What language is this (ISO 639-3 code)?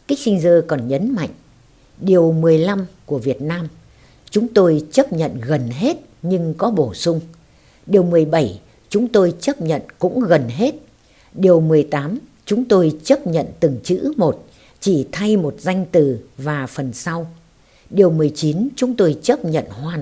vie